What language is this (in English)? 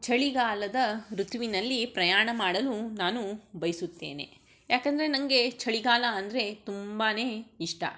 Kannada